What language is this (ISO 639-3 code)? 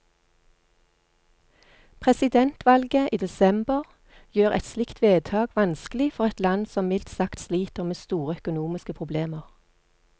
nor